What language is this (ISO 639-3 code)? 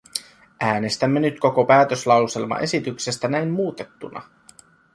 fin